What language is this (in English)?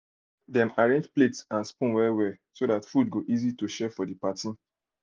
Nigerian Pidgin